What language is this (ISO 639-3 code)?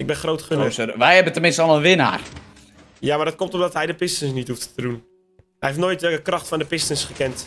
nld